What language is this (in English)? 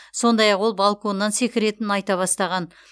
Kazakh